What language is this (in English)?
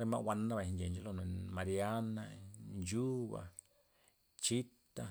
Loxicha Zapotec